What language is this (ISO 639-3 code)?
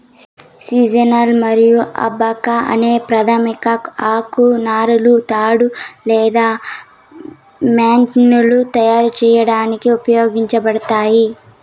tel